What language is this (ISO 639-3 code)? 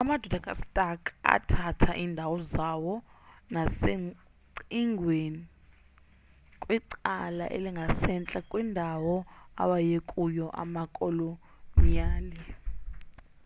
xho